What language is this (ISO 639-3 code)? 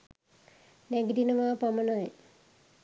sin